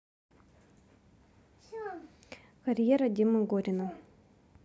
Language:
Russian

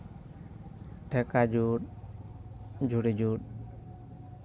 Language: Santali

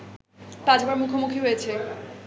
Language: Bangla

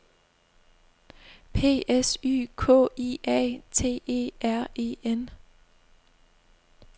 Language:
Danish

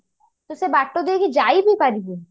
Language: Odia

